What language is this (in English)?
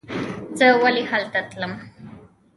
Pashto